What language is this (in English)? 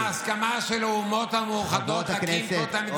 Hebrew